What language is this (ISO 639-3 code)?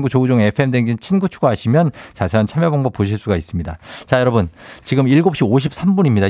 kor